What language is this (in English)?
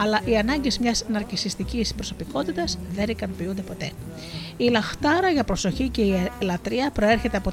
Greek